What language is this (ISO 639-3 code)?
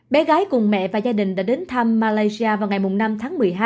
vie